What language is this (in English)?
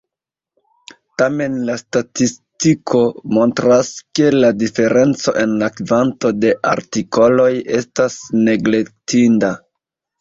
Esperanto